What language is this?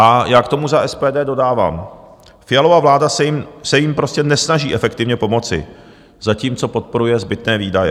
Czech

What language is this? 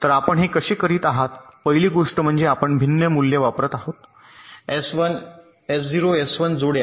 Marathi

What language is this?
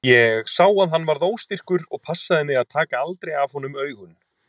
Icelandic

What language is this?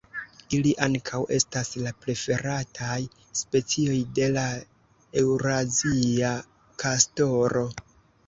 Esperanto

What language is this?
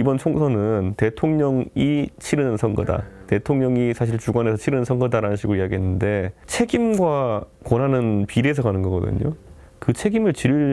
Korean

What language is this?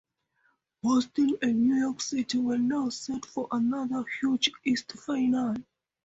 English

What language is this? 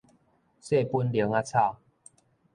Min Nan Chinese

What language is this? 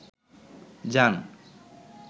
Bangla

